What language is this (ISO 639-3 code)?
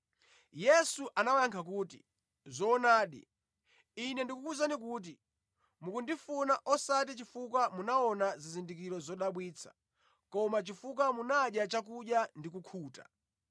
nya